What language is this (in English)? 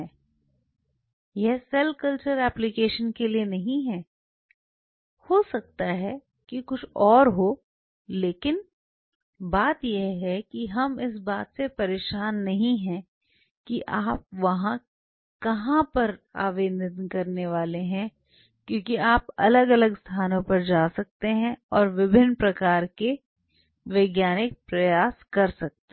Hindi